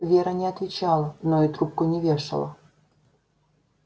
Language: Russian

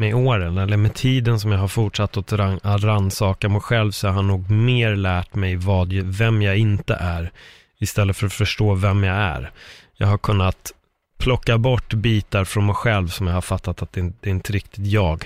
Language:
Swedish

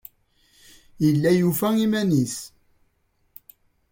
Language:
Kabyle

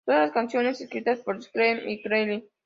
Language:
Spanish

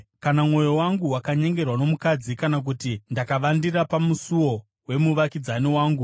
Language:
Shona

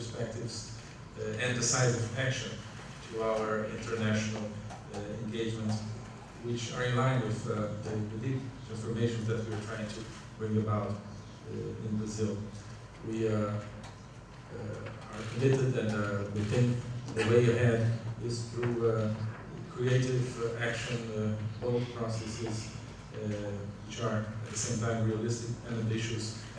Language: English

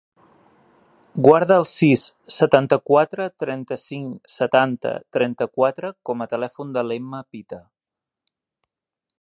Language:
Catalan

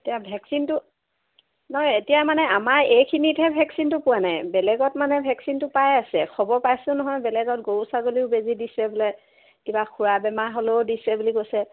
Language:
Assamese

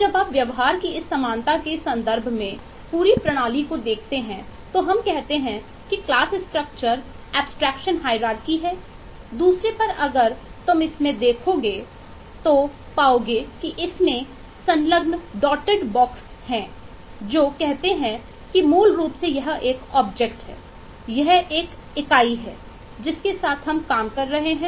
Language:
Hindi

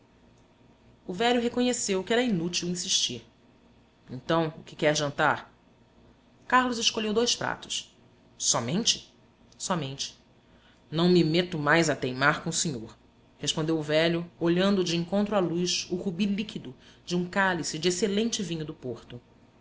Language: Portuguese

